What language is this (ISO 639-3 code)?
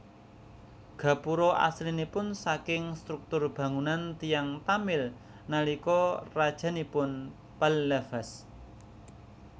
jav